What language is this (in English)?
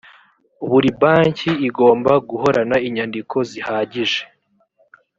Kinyarwanda